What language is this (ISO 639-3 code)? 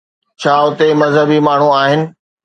snd